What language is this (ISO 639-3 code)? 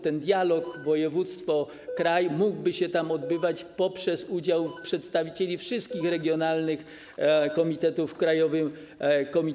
pol